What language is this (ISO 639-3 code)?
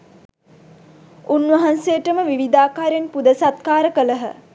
sin